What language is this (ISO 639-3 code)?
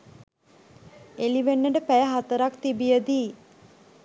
sin